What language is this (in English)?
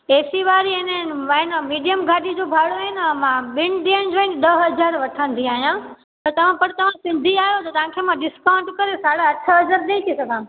Sindhi